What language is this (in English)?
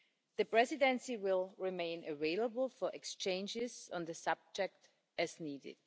English